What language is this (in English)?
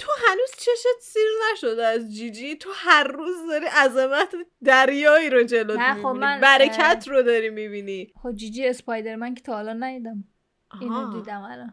Persian